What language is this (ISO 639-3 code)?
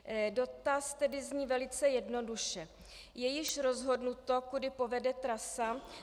ces